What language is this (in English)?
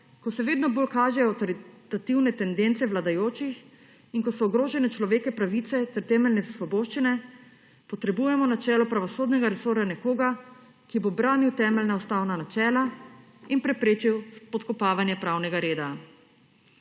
Slovenian